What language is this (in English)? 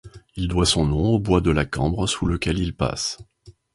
French